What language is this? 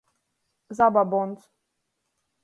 Latgalian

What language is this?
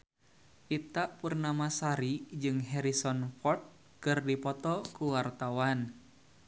Sundanese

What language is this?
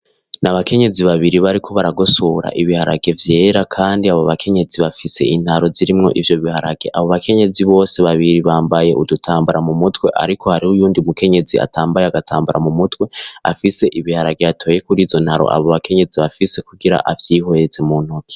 Rundi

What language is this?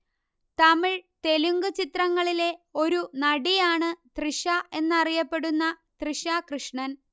Malayalam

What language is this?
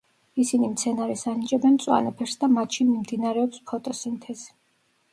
Georgian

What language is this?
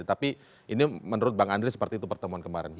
Indonesian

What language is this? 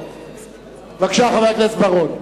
Hebrew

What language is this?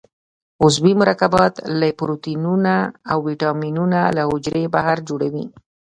Pashto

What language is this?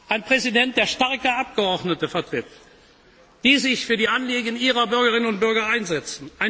German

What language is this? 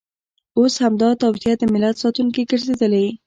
Pashto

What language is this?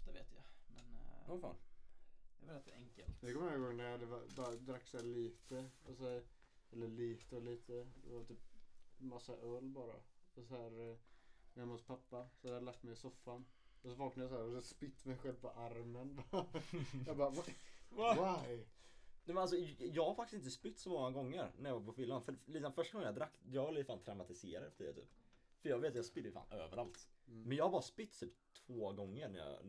Swedish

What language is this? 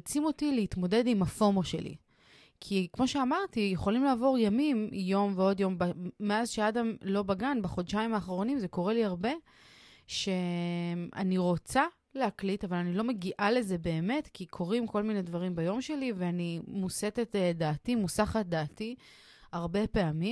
Hebrew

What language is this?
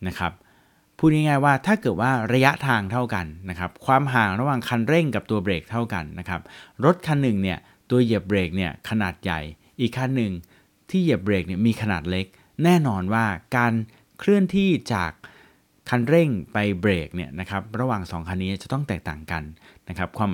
Thai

